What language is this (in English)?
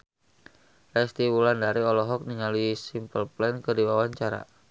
Sundanese